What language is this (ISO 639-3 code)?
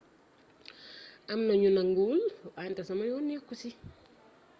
wol